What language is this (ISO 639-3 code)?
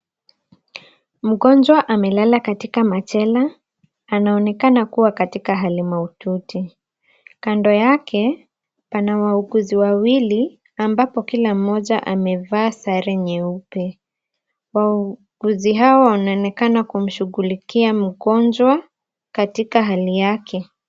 swa